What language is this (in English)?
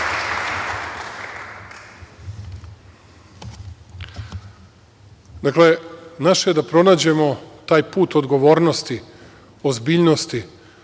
Serbian